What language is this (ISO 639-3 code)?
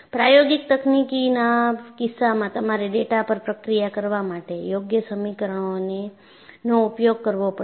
guj